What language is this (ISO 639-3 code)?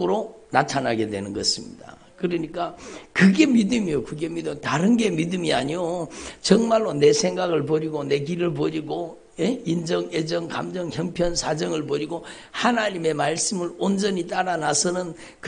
kor